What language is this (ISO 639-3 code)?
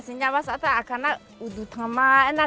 tha